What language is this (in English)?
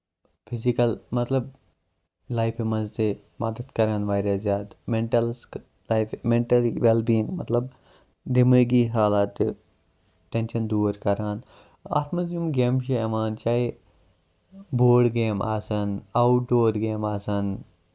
Kashmiri